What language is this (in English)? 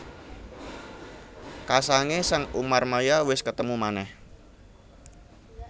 Javanese